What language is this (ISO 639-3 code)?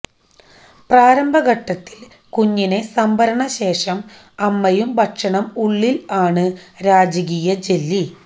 mal